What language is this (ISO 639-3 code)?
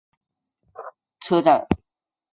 zho